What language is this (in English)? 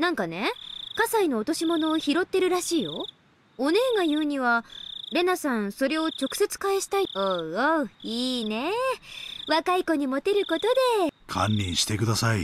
Japanese